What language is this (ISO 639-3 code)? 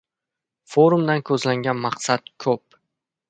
uzb